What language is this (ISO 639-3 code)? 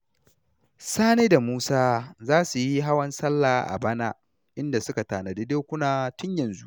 hau